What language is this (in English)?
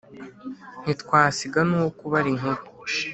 Kinyarwanda